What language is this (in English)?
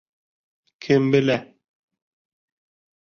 Bashkir